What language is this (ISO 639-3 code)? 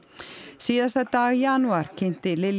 isl